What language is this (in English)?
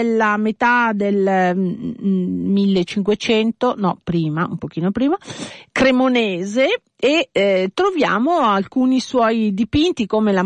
Italian